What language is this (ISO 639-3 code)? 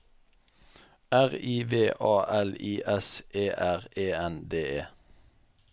nor